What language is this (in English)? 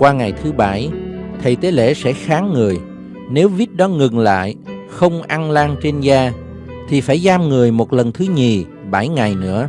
Vietnamese